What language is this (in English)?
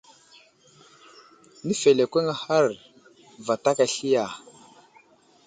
Wuzlam